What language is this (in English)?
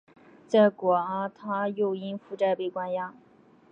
Chinese